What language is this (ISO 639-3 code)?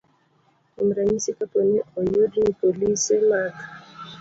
luo